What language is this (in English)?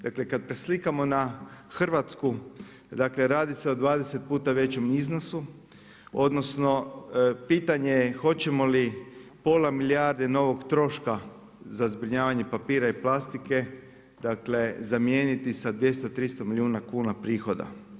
Croatian